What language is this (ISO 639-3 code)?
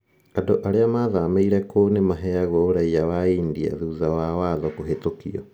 kik